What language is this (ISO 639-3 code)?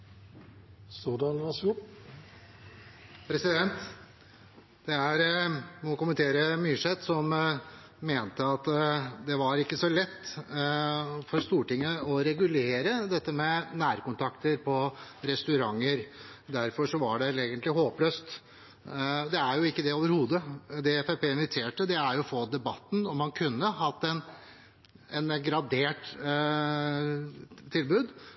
nob